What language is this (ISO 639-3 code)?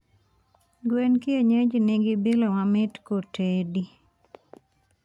luo